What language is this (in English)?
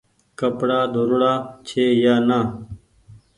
Goaria